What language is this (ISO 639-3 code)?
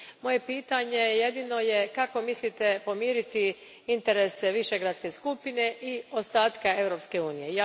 hrv